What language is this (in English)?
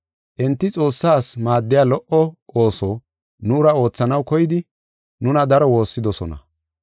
Gofa